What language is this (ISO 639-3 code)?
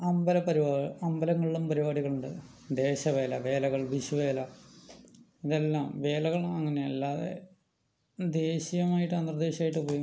mal